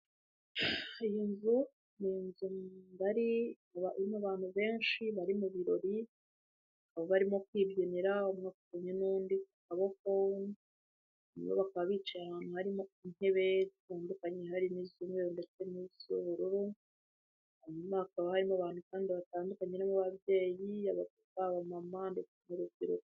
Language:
Kinyarwanda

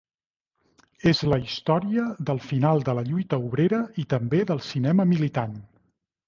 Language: Catalan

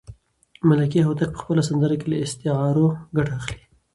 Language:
Pashto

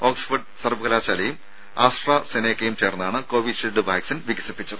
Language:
Malayalam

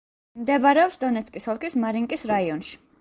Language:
Georgian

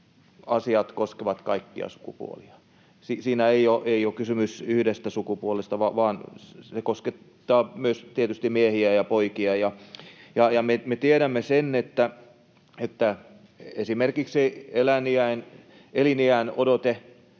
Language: Finnish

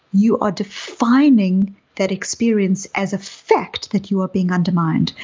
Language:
English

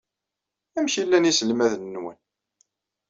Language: Kabyle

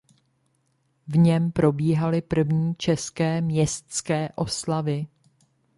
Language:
Czech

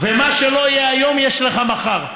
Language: Hebrew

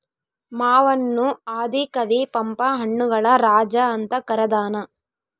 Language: Kannada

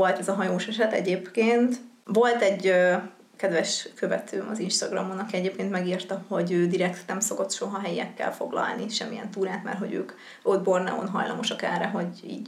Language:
Hungarian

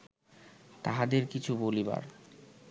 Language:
Bangla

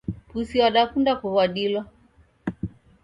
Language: Taita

